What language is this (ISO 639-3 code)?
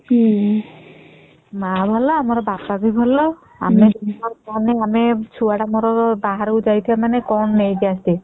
ori